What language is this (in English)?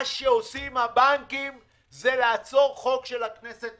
Hebrew